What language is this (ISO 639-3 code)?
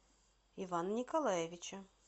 rus